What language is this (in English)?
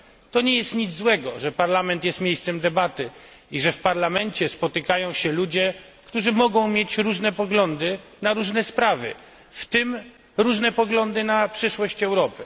Polish